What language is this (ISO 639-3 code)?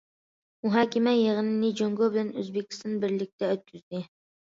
uig